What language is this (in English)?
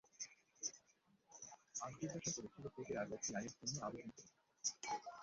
Bangla